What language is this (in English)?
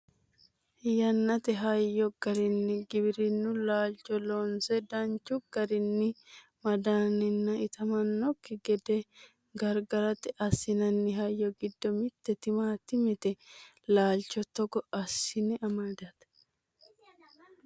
Sidamo